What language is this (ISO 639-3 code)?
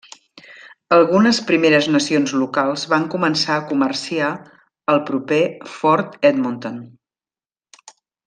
cat